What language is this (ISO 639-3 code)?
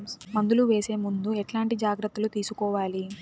tel